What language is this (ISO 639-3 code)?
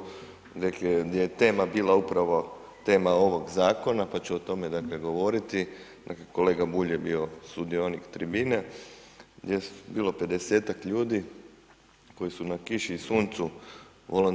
hrv